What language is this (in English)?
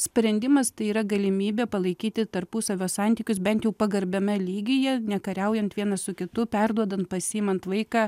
Lithuanian